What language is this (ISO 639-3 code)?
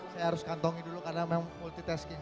ind